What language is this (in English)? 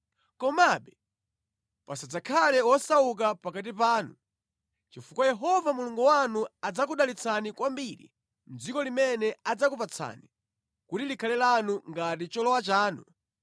Nyanja